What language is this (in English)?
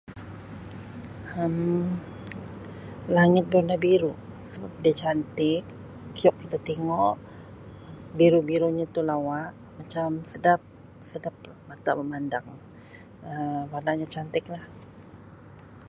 Sabah Malay